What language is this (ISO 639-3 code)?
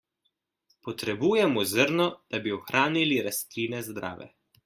slv